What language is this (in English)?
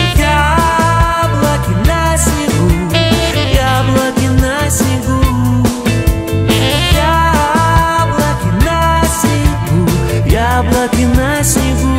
Russian